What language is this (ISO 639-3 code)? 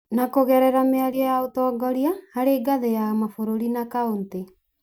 kik